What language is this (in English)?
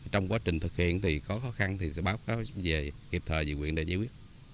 Vietnamese